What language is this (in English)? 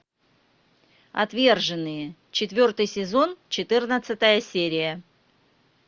Russian